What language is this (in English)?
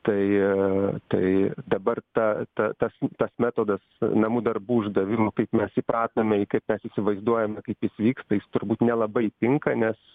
Lithuanian